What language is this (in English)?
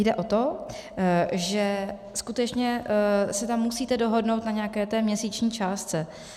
Czech